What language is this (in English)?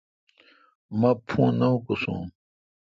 Kalkoti